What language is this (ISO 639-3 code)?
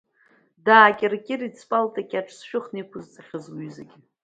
abk